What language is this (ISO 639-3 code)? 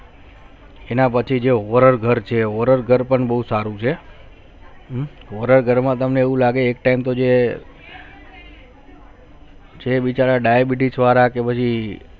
guj